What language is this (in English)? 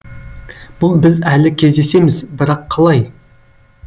Kazakh